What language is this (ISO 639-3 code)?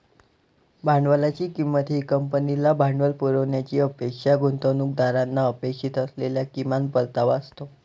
mar